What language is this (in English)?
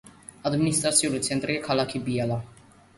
Georgian